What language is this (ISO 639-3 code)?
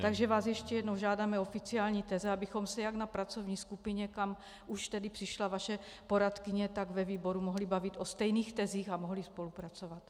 ces